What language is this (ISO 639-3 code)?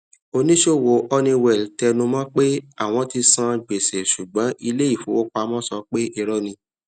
yor